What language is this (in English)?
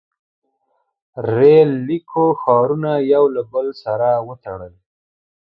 Pashto